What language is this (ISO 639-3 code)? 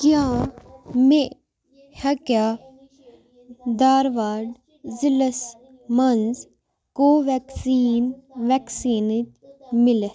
kas